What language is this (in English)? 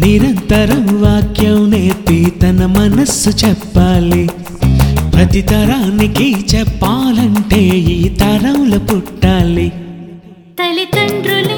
Telugu